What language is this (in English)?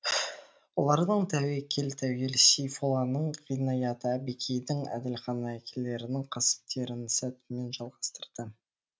Kazakh